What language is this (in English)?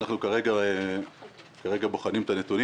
Hebrew